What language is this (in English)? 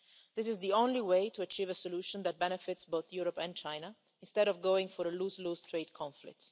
English